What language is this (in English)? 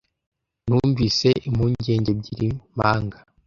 Kinyarwanda